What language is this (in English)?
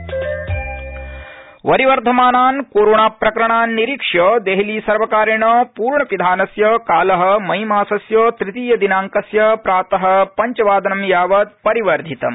Sanskrit